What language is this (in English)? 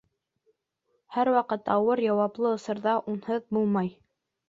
Bashkir